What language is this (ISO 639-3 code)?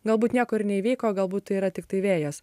lit